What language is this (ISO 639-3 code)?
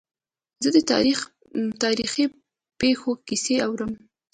pus